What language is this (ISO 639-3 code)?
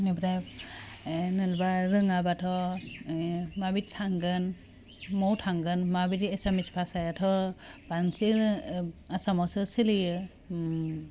brx